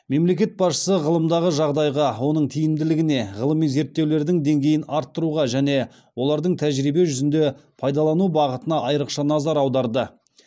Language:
Kazakh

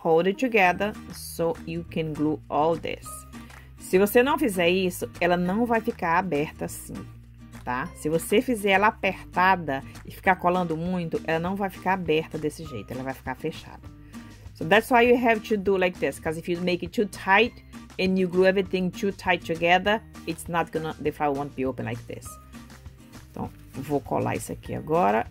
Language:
Portuguese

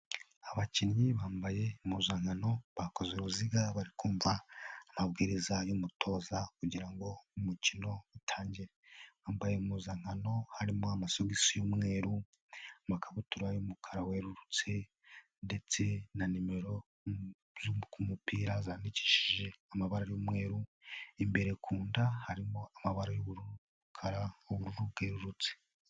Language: Kinyarwanda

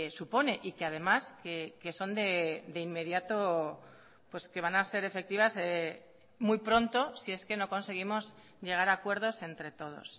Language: Spanish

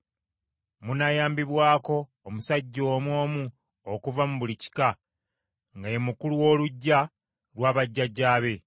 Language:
Ganda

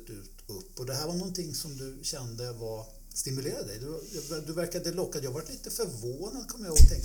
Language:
Swedish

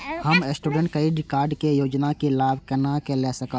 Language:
Maithili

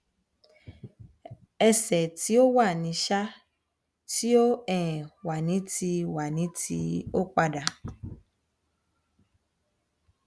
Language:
Yoruba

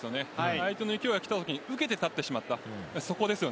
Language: Japanese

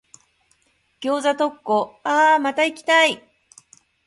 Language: Japanese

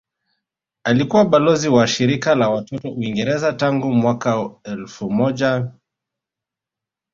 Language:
Swahili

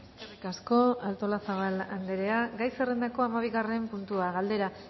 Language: Basque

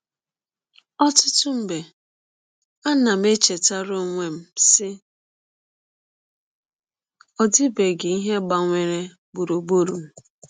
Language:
Igbo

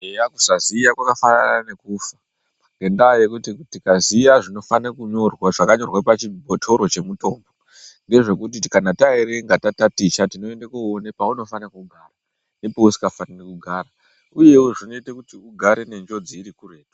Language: Ndau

